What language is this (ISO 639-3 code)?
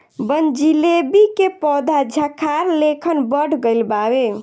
bho